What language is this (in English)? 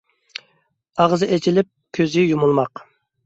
Uyghur